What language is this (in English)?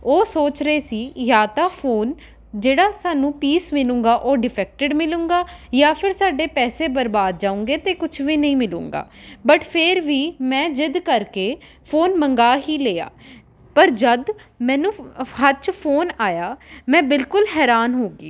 Punjabi